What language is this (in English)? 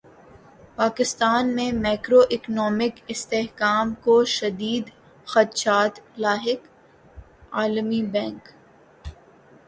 Urdu